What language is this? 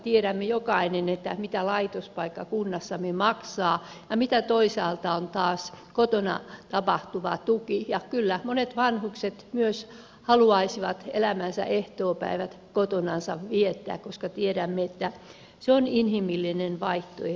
Finnish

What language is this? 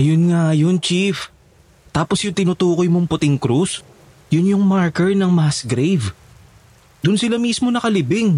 Filipino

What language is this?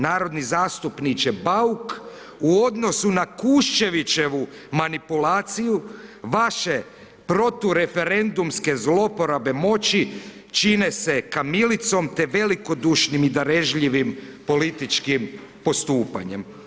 Croatian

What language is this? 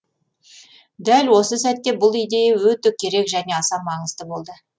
Kazakh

